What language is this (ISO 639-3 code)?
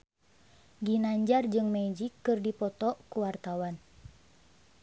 sun